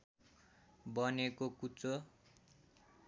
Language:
Nepali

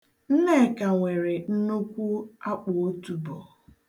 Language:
Igbo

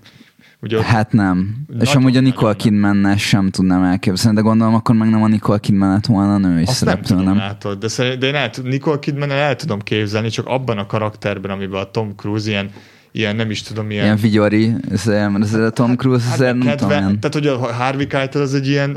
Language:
Hungarian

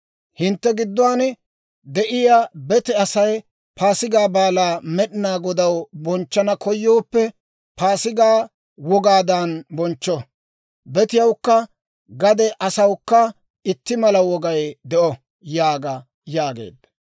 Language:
Dawro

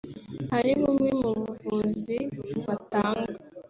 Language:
Kinyarwanda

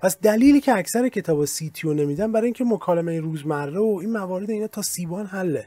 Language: Persian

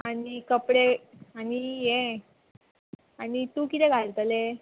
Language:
Konkani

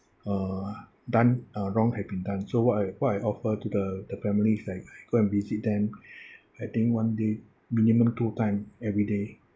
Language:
English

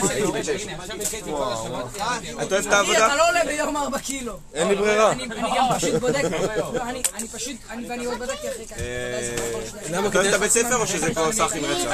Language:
Hebrew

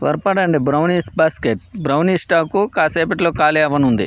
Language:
Telugu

